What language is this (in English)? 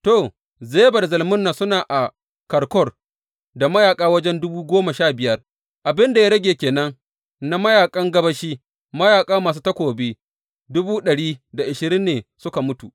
Hausa